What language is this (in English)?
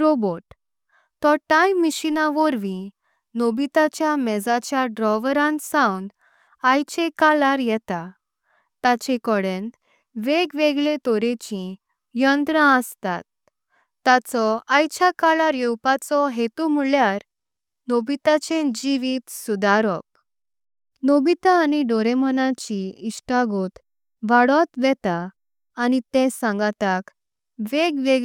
Konkani